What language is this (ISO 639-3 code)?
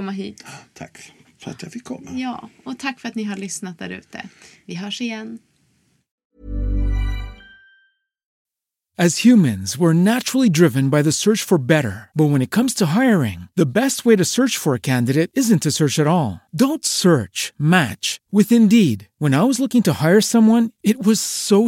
swe